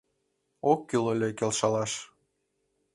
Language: Mari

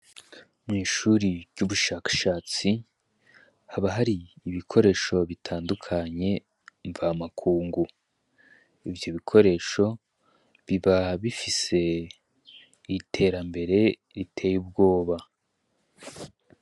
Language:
Rundi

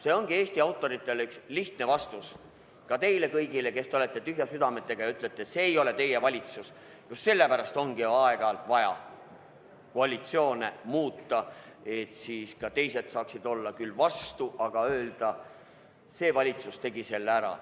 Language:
Estonian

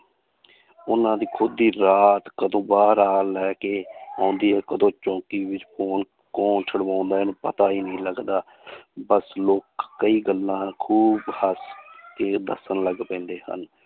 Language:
Punjabi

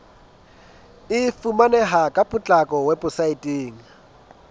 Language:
Southern Sotho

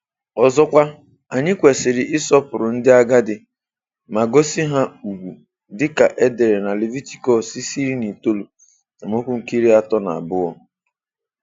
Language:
Igbo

